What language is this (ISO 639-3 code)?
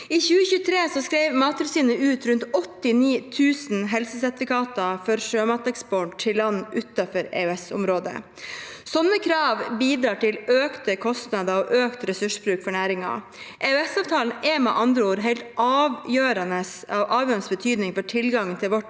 nor